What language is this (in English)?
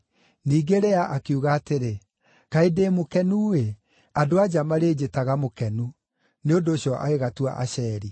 Kikuyu